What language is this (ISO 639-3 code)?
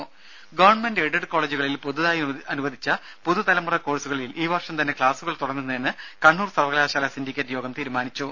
mal